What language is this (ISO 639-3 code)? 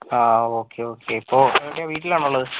mal